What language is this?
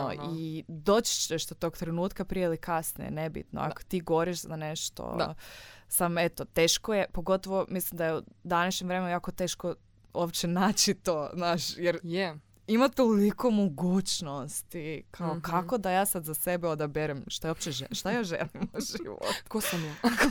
Croatian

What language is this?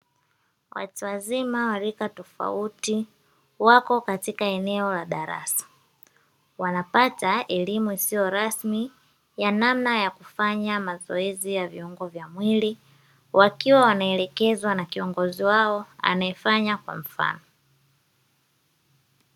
Swahili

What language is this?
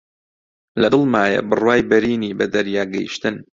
Central Kurdish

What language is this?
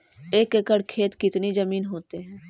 Magahi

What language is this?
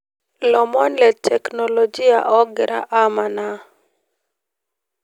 Masai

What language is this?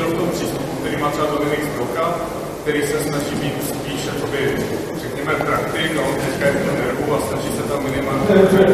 Czech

